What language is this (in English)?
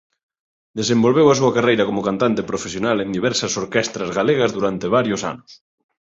Galician